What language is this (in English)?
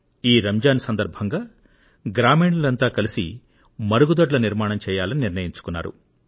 Telugu